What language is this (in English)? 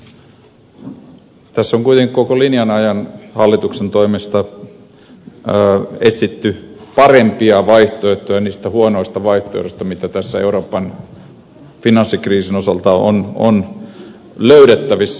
Finnish